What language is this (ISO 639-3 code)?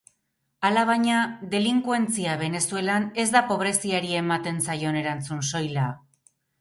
eus